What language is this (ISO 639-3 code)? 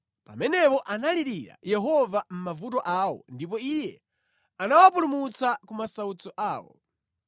nya